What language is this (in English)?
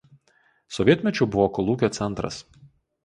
Lithuanian